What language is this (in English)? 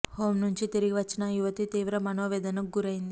Telugu